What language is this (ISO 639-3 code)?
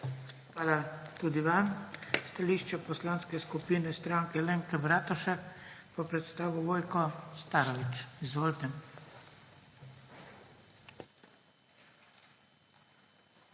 slv